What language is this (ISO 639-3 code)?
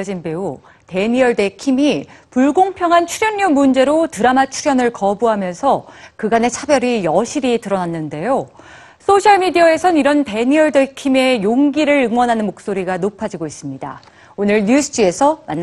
kor